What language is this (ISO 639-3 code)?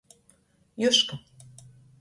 ltg